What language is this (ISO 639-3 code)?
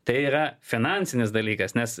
lit